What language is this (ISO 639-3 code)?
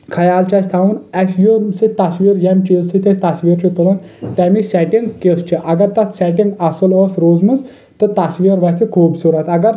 kas